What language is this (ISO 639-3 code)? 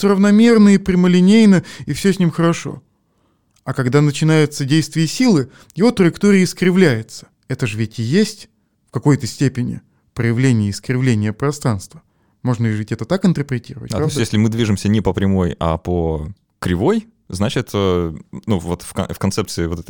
rus